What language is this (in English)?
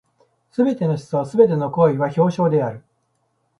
Japanese